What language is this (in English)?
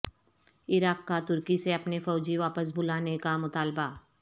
Urdu